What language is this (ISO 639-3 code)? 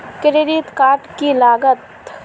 mag